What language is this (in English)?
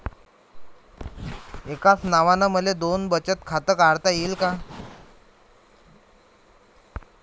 Marathi